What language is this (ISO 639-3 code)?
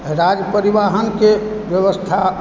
mai